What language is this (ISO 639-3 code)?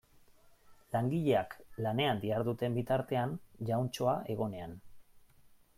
eus